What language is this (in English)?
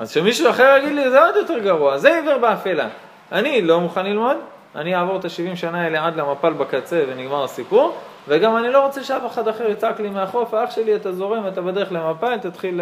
Hebrew